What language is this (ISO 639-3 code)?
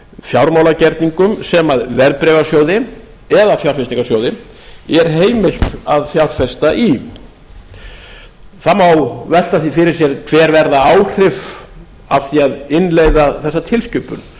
isl